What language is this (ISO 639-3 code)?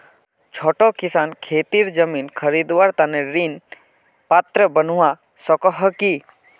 mag